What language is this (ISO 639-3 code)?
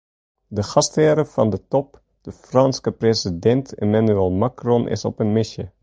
fry